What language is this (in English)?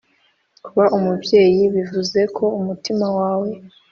Kinyarwanda